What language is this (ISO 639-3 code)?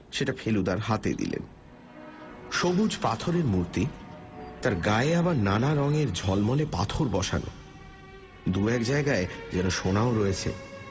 ben